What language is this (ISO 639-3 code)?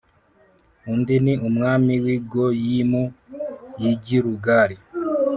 kin